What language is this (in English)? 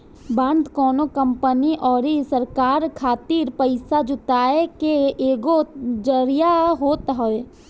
Bhojpuri